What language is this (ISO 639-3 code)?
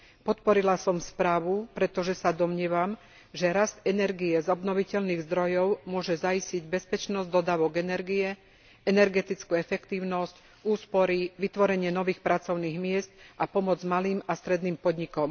slk